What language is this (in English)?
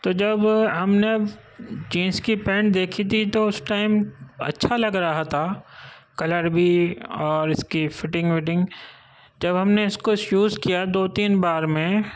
Urdu